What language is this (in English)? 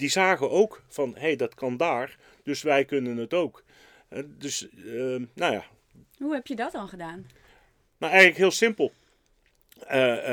Dutch